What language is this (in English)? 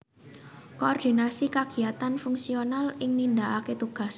Javanese